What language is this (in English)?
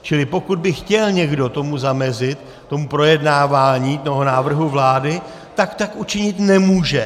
Czech